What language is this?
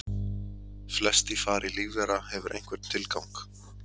Icelandic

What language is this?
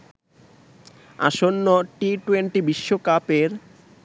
Bangla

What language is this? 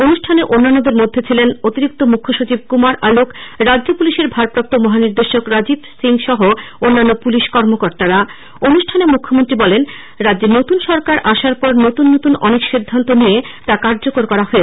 Bangla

